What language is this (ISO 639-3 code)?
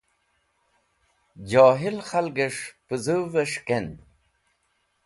wbl